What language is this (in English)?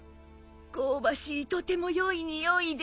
Japanese